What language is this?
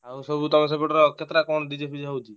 Odia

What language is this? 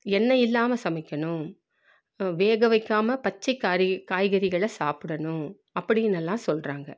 Tamil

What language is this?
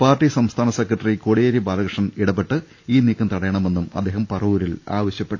Malayalam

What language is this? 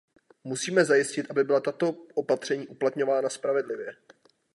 Czech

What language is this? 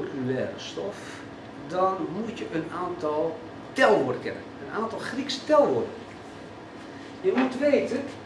Dutch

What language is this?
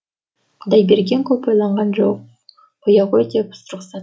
Kazakh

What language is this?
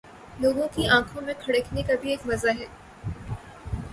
Urdu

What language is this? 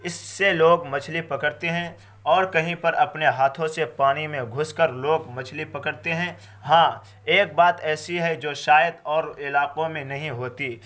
Urdu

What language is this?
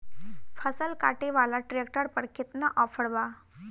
Bhojpuri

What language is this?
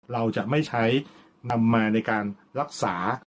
Thai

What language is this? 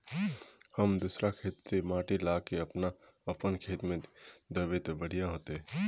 Magahi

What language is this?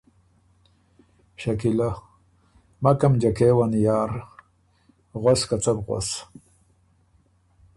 Ormuri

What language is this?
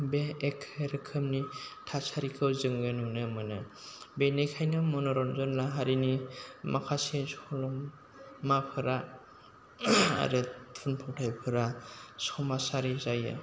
Bodo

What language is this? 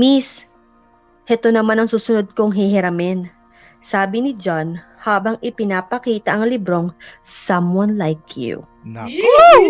Filipino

